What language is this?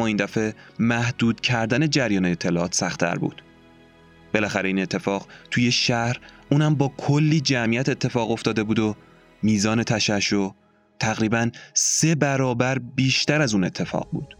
Persian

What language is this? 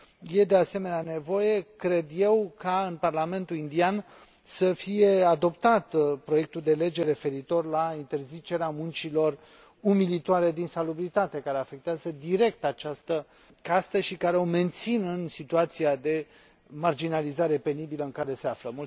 Romanian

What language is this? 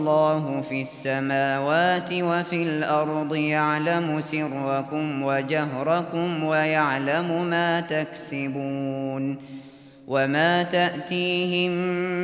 Arabic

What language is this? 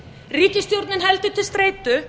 Icelandic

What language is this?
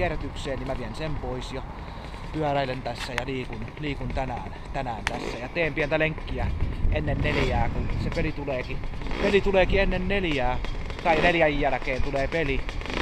Finnish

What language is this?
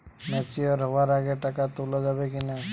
Bangla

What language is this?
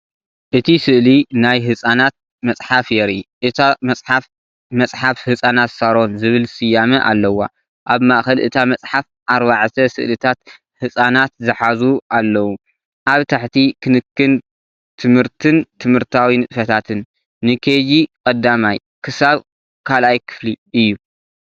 Tigrinya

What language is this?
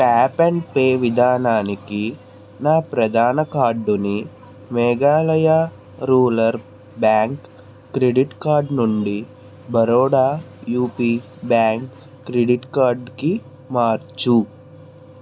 Telugu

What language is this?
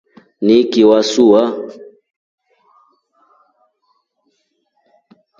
Rombo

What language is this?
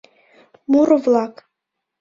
Mari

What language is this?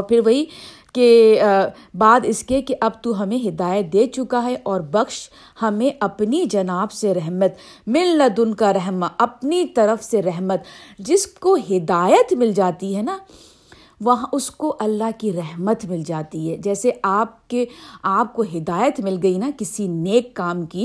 Urdu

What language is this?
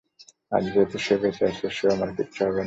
Bangla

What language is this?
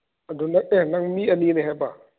Manipuri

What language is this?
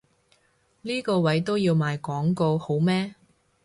Cantonese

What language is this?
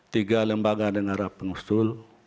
Indonesian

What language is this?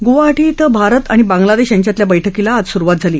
Marathi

